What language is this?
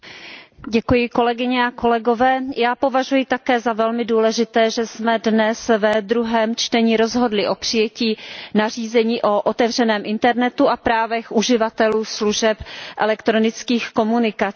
Czech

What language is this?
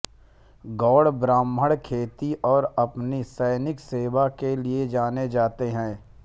Hindi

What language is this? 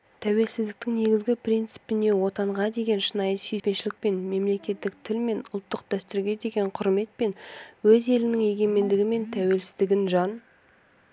Kazakh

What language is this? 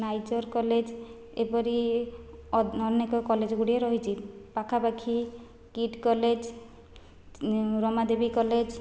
Odia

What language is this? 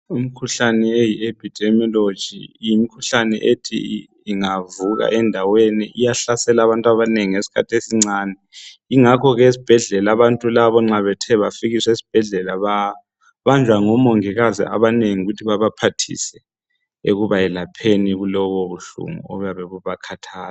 North Ndebele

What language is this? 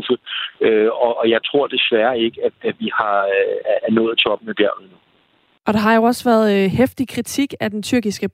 Danish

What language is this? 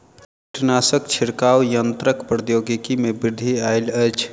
Maithili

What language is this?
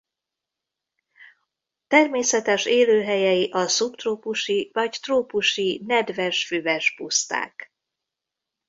Hungarian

